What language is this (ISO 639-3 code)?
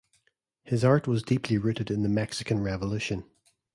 eng